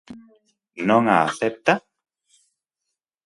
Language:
Galician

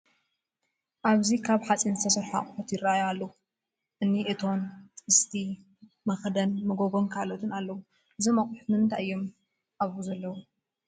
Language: Tigrinya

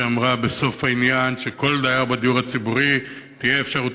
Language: Hebrew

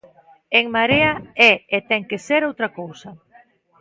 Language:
Galician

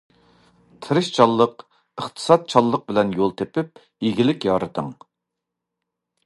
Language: Uyghur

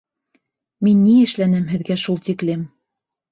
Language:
Bashkir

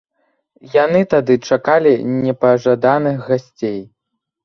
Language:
Belarusian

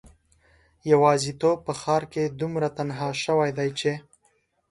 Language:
Pashto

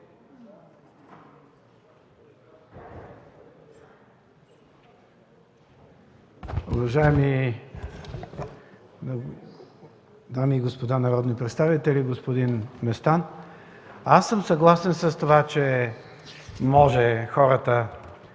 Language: Bulgarian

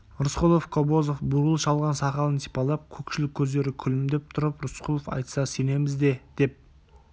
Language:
Kazakh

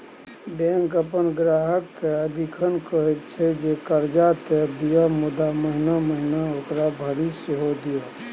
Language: Maithili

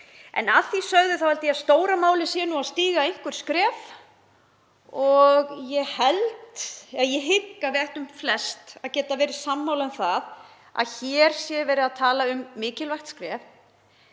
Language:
Icelandic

